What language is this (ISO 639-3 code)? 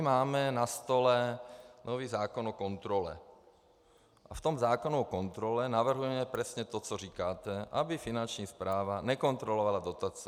ces